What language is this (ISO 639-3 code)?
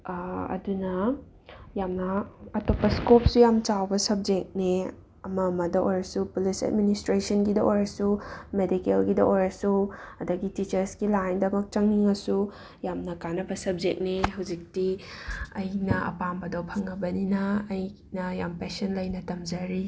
mni